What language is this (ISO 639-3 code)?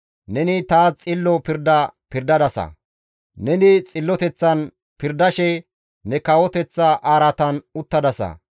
gmv